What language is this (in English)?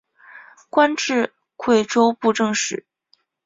Chinese